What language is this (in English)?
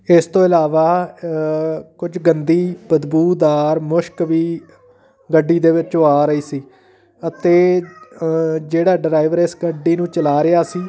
Punjabi